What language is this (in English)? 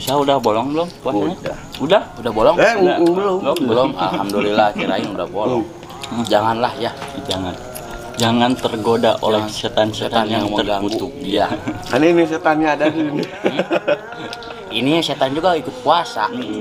Indonesian